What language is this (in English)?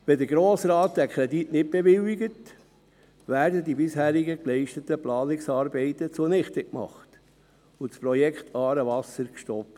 Swiss German